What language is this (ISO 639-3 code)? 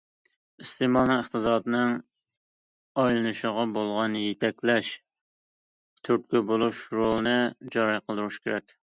uig